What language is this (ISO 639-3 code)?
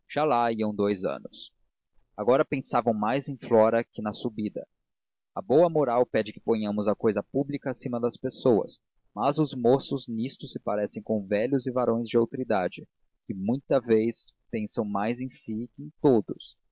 por